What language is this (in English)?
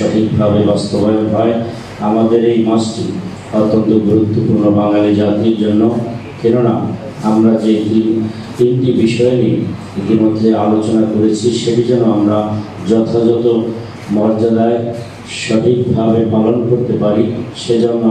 Bangla